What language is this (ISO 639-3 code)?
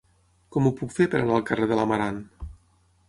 cat